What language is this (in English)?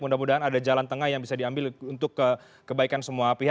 Indonesian